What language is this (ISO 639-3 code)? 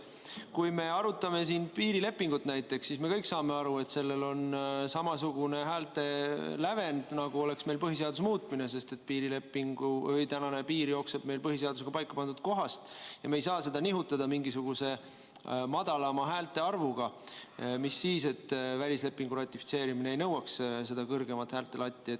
est